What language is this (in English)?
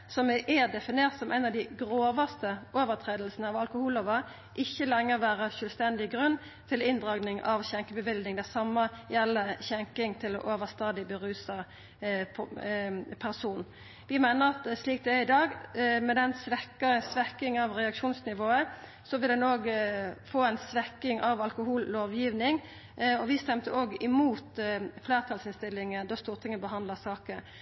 Norwegian Nynorsk